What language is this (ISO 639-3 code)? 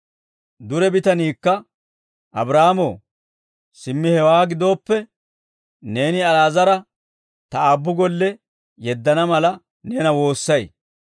dwr